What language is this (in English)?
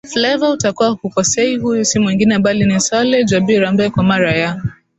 Swahili